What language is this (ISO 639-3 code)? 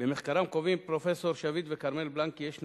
heb